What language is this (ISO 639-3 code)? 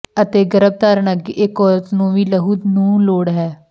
pan